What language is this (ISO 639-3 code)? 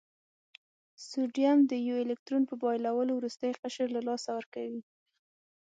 pus